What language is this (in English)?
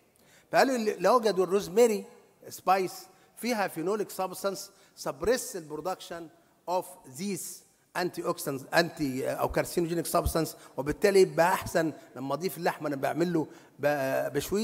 Arabic